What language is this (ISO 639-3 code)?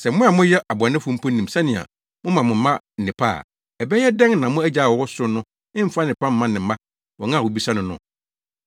aka